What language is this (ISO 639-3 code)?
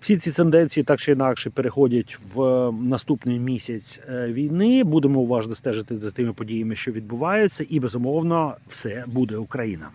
ukr